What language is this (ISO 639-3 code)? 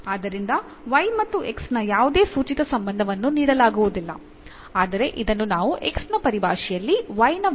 kan